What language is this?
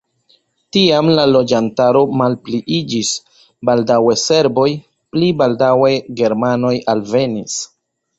Esperanto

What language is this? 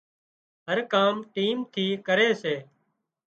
Wadiyara Koli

